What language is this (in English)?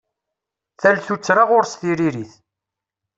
Kabyle